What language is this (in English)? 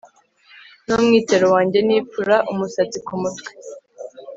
Kinyarwanda